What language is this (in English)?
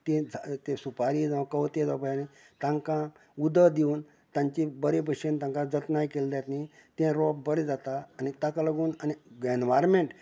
Konkani